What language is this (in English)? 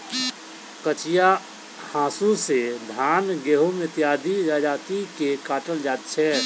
Maithili